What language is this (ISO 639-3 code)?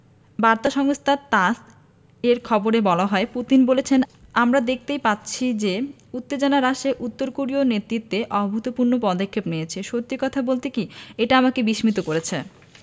ben